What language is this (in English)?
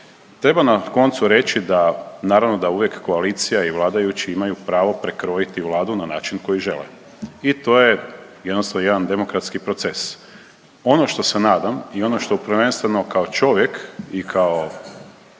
Croatian